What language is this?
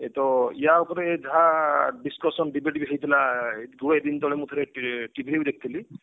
Odia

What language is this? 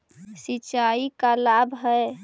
Magahi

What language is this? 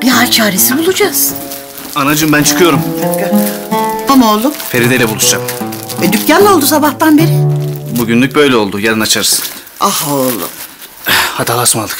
Turkish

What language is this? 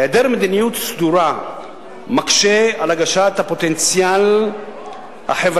Hebrew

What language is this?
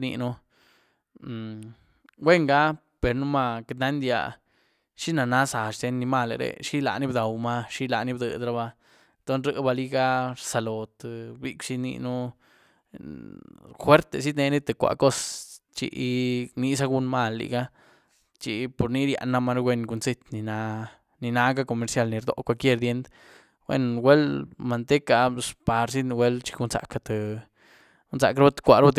Güilá Zapotec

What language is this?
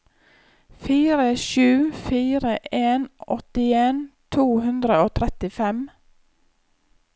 Norwegian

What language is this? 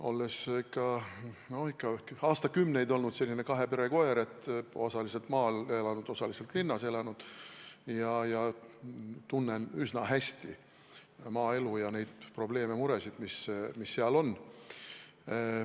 Estonian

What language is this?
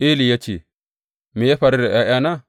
Hausa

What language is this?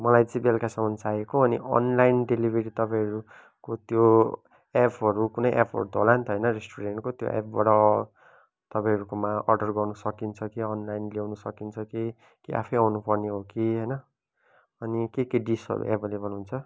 Nepali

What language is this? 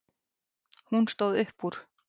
Icelandic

